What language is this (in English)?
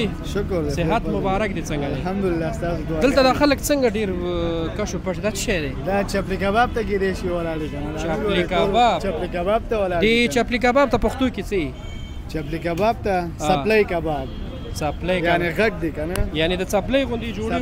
Arabic